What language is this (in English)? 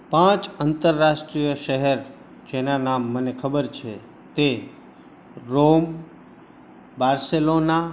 Gujarati